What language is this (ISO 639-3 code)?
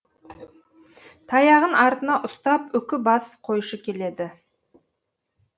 kaz